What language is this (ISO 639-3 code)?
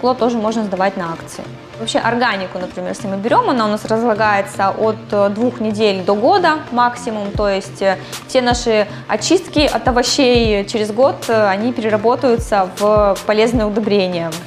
rus